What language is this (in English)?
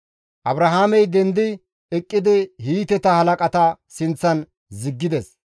Gamo